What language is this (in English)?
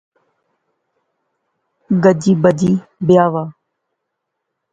Pahari-Potwari